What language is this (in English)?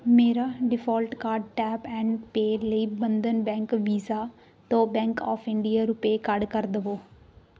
Punjabi